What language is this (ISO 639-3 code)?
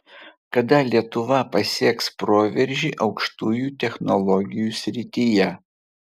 lit